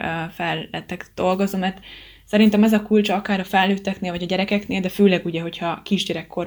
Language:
Hungarian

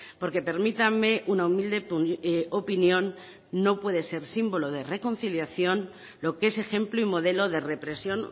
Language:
Spanish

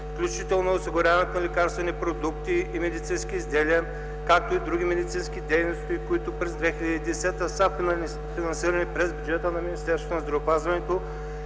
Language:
Bulgarian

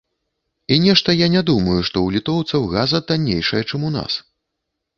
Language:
Belarusian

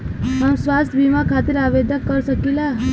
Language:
Bhojpuri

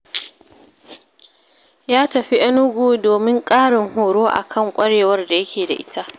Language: Hausa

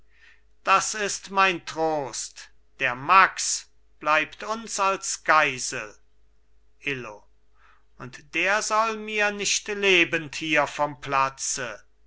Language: German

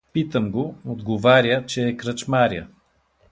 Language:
Bulgarian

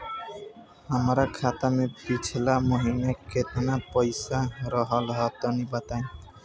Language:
Bhojpuri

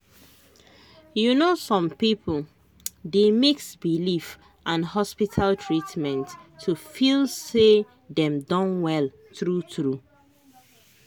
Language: Nigerian Pidgin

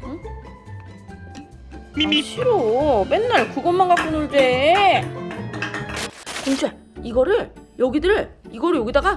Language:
Korean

